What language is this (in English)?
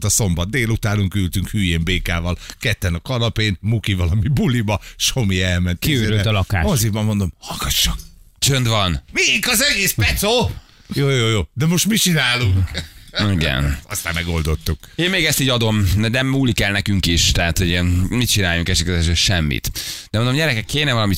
Hungarian